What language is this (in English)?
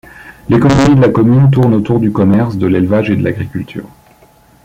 French